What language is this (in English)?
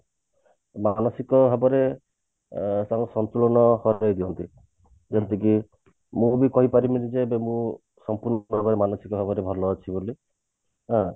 Odia